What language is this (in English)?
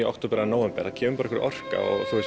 Icelandic